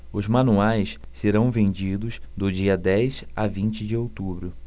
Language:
Portuguese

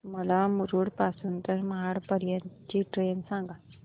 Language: Marathi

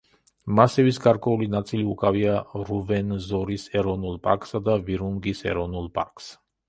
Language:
Georgian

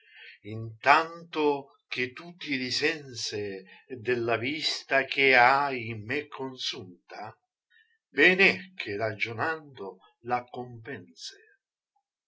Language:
Italian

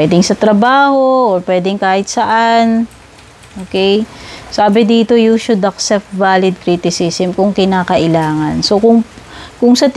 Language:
Filipino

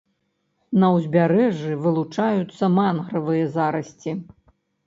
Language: Belarusian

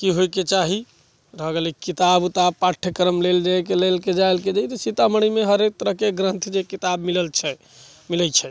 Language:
Maithili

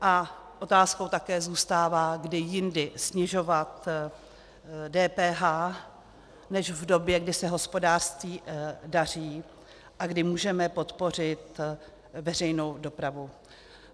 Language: Czech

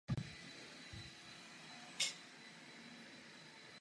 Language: Czech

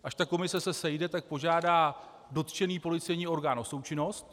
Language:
Czech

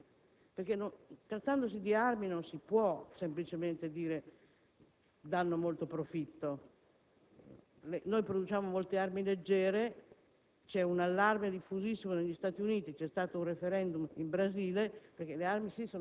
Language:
Italian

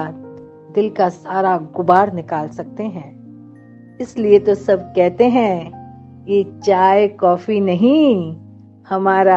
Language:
Hindi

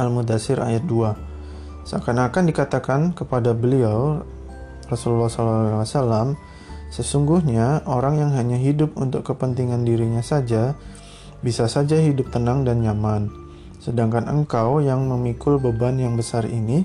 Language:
Indonesian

